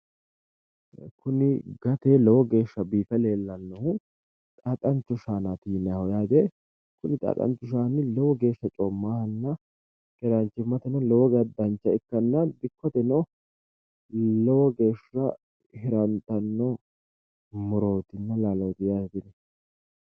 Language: Sidamo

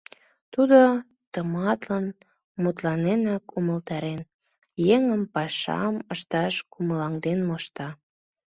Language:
Mari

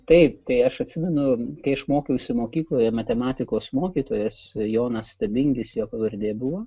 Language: Lithuanian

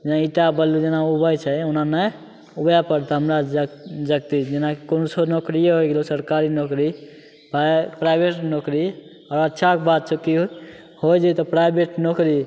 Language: Maithili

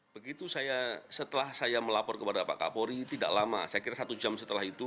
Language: Indonesian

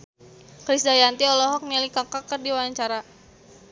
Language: Sundanese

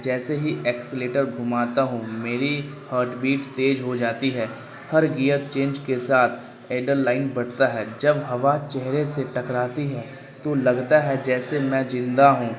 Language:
Urdu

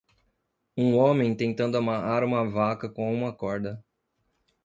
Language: Portuguese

